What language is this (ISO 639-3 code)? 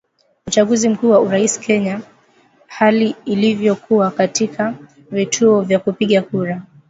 swa